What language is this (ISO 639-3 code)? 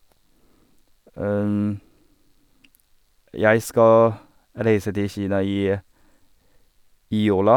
nor